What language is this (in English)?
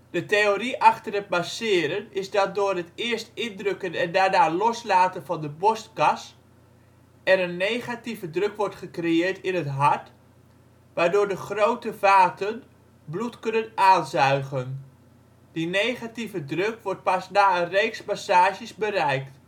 Dutch